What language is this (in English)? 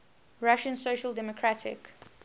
English